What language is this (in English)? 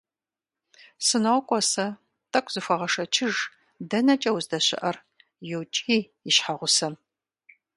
Kabardian